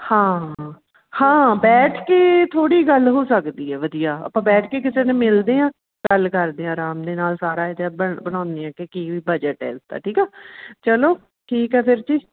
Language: Punjabi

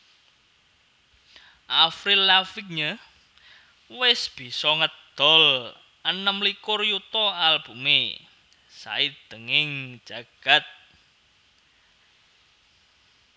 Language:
Javanese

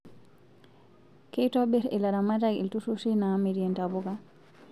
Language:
Masai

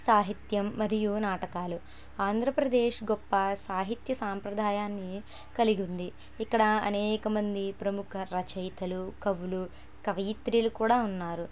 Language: Telugu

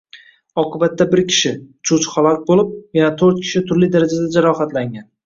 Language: Uzbek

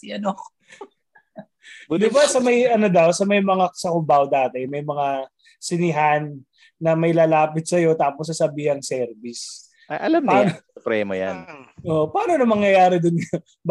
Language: Filipino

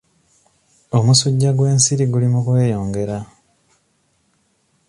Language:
Ganda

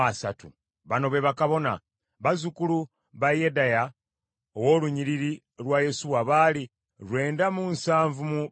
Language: Ganda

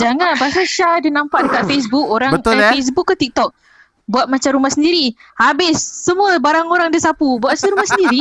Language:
Malay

